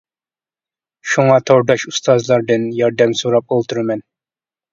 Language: Uyghur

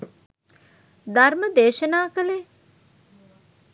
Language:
Sinhala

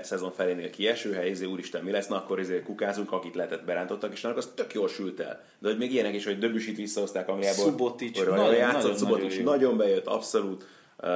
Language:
Hungarian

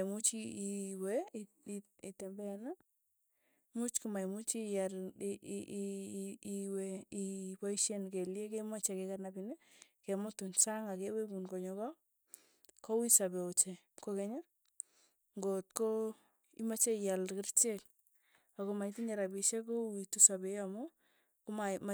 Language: Tugen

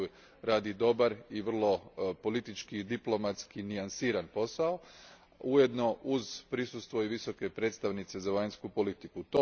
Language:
Croatian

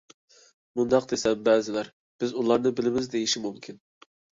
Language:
Uyghur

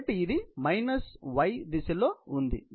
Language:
Telugu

